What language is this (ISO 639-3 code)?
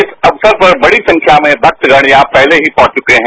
hin